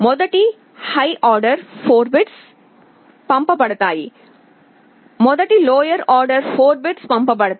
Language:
Telugu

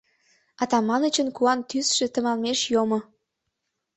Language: Mari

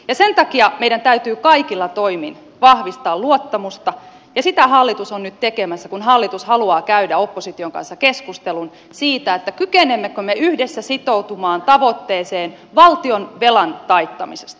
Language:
Finnish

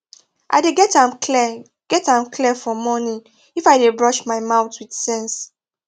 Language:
Nigerian Pidgin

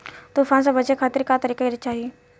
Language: Bhojpuri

